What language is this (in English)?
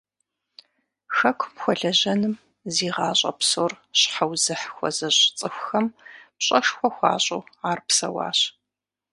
Kabardian